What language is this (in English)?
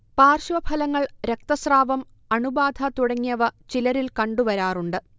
Malayalam